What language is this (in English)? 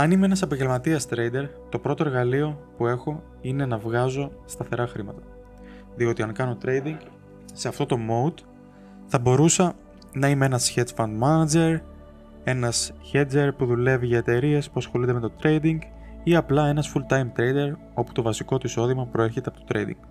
Greek